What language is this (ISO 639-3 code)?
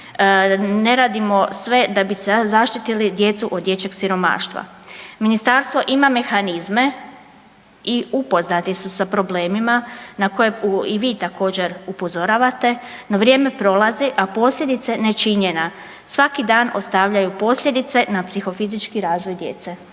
hrv